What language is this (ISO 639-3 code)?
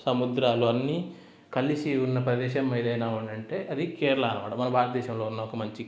tel